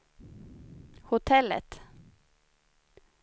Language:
Swedish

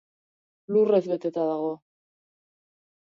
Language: Basque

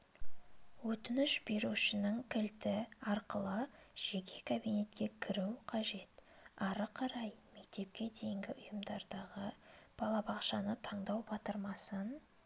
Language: Kazakh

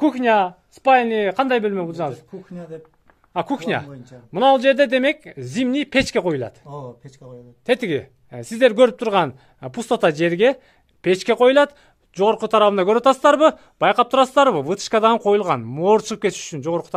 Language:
Turkish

